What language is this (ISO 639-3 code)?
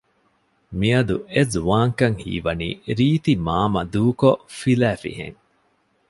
div